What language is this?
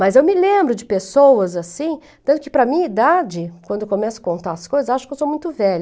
Portuguese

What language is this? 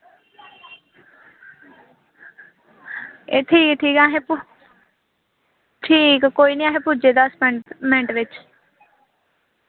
Dogri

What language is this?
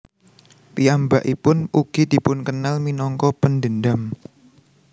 Javanese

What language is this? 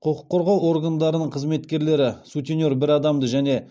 Kazakh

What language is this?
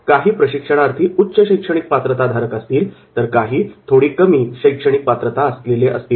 Marathi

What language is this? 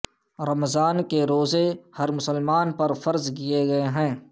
Urdu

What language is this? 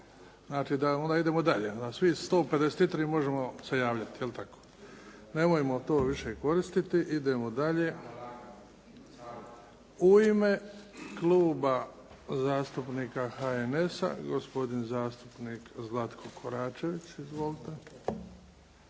Croatian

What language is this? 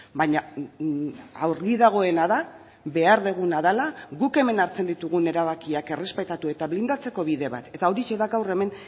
Basque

